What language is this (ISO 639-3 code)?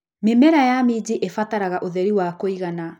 kik